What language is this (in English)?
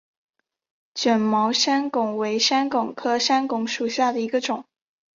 Chinese